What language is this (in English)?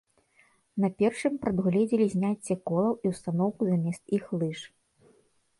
Belarusian